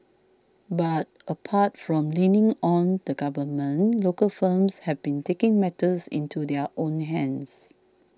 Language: English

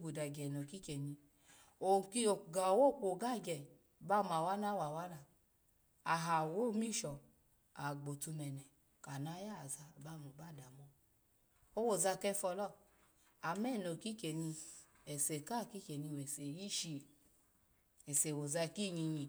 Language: Alago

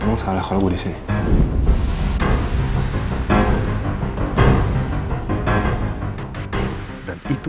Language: Indonesian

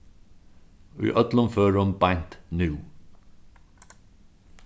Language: Faroese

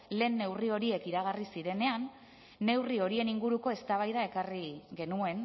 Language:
Basque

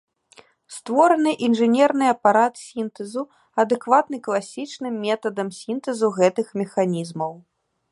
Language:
Belarusian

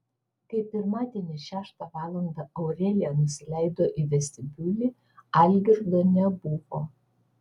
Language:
Lithuanian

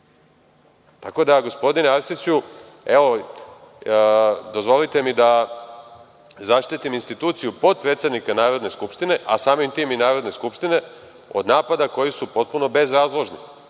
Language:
Serbian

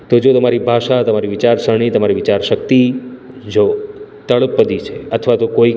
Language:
Gujarati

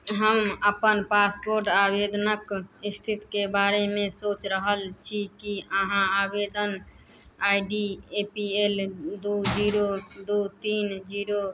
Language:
Maithili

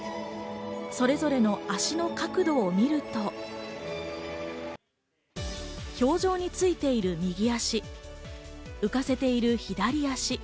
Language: Japanese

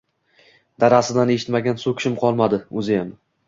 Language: Uzbek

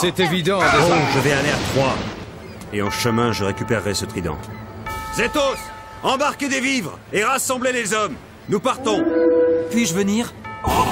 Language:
French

